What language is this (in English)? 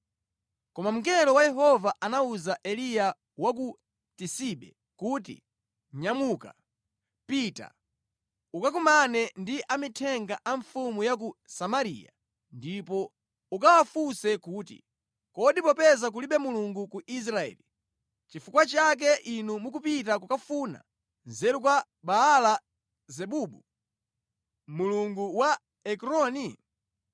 Nyanja